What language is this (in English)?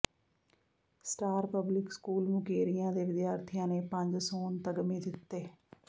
Punjabi